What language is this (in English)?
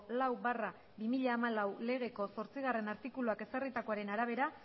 Basque